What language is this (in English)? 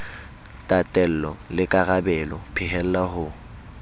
Southern Sotho